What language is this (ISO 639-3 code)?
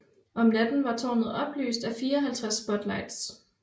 dan